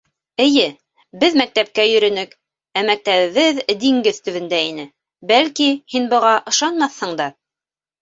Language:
Bashkir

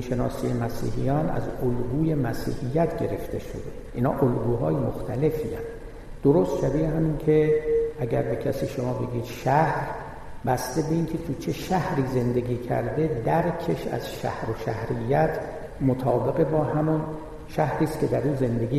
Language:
Persian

